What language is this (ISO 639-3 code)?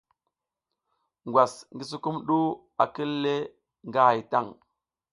giz